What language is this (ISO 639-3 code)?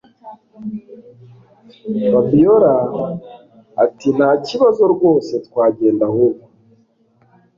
kin